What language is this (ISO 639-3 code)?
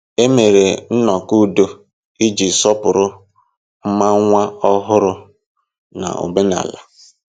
ibo